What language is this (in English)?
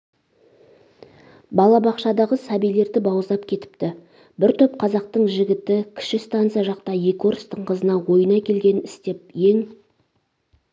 Kazakh